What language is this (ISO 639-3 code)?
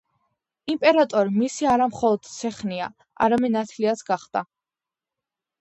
kat